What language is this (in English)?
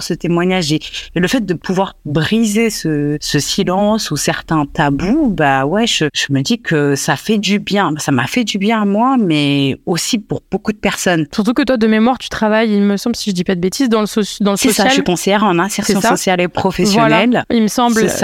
French